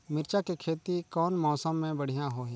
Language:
Chhattisgarhi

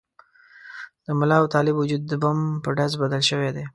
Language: Pashto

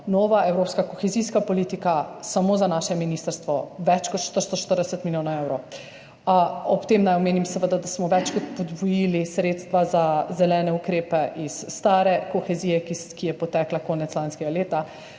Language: Slovenian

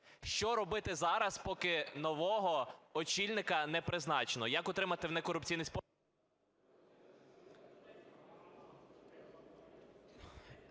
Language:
Ukrainian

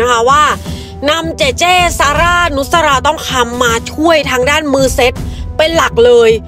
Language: Thai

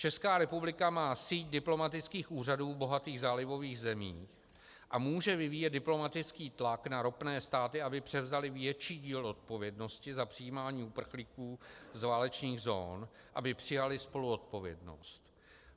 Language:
Czech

